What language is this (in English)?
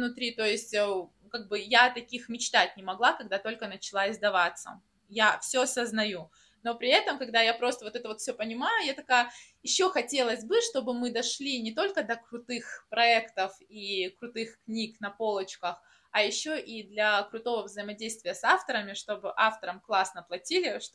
Russian